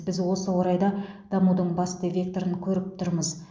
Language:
Kazakh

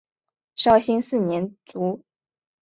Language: Chinese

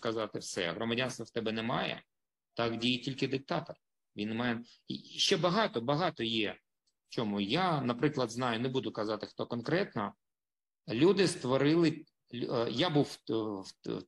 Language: Ukrainian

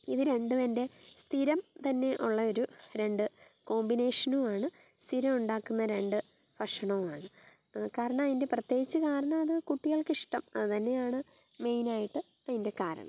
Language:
Malayalam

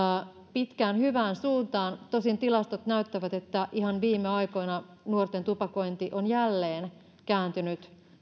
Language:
Finnish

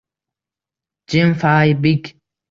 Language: Uzbek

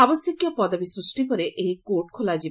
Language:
Odia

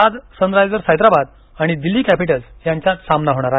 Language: Marathi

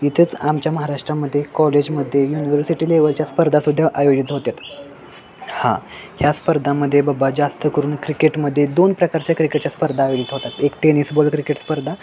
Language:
Marathi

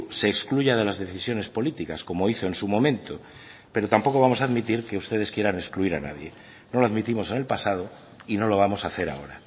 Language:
Spanish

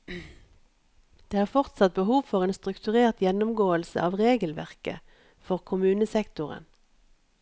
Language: Norwegian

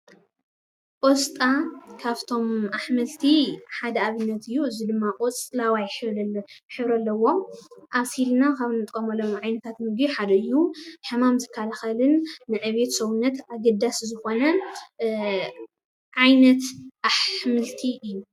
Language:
Tigrinya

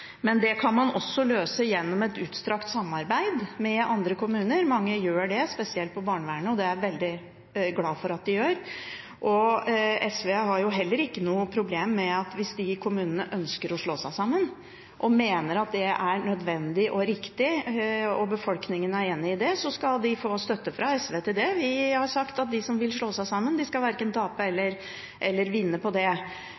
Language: Norwegian Bokmål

